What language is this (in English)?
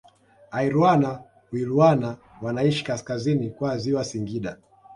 Swahili